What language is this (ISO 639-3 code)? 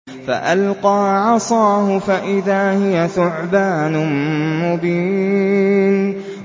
ara